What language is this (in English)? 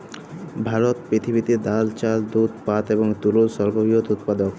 Bangla